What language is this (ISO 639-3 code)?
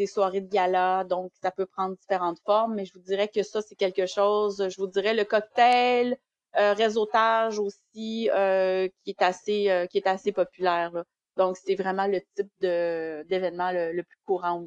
fra